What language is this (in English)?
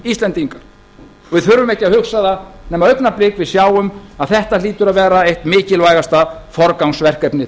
Icelandic